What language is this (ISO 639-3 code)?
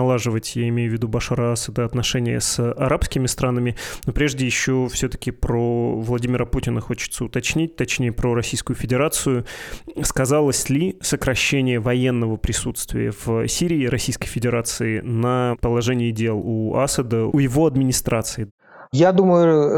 rus